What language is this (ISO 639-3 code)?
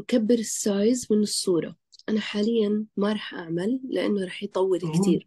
ara